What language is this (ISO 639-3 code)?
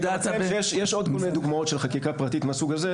heb